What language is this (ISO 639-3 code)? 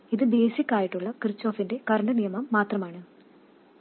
mal